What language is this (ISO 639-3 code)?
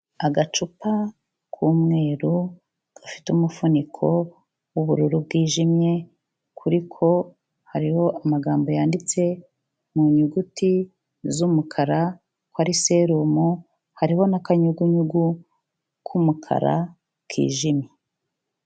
kin